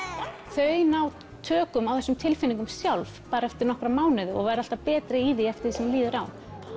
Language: Icelandic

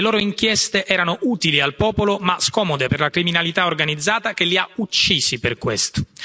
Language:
Italian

